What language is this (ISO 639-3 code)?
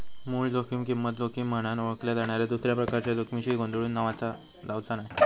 mar